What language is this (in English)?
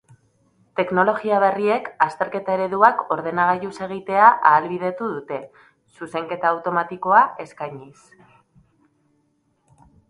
Basque